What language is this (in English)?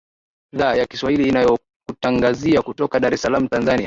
Swahili